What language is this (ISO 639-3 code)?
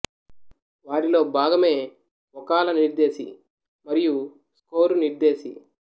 tel